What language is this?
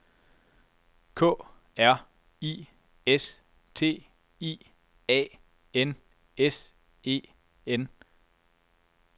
Danish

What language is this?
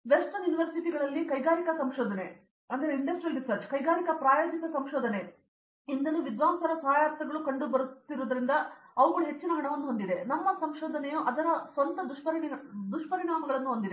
Kannada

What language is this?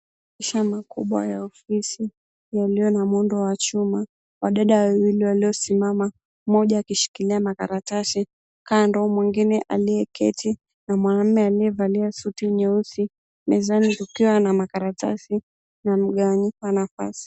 Swahili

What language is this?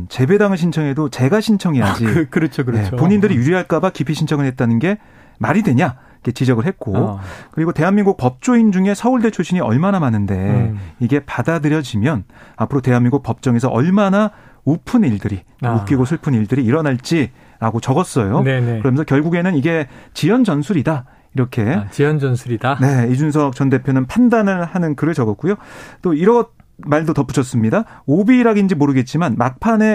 Korean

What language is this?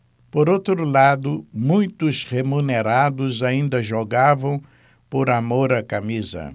Portuguese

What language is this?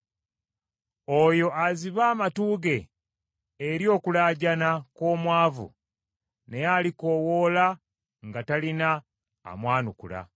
Ganda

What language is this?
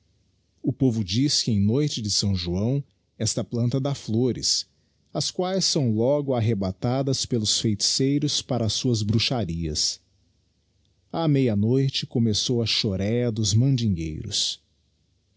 Portuguese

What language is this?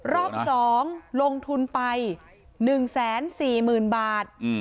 Thai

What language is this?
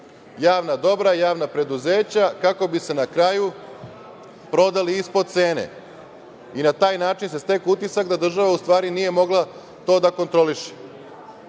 Serbian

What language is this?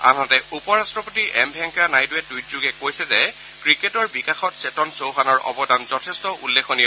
Assamese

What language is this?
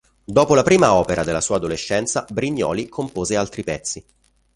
Italian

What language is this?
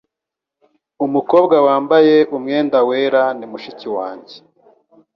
Kinyarwanda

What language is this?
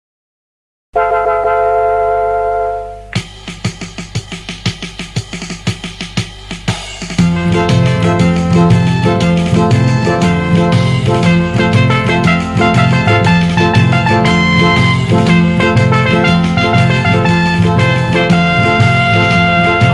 Indonesian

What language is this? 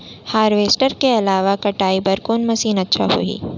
Chhattisgarhi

